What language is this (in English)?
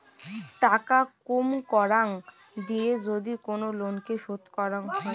Bangla